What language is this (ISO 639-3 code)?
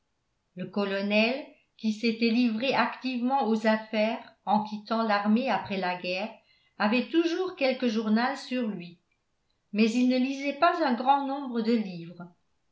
fra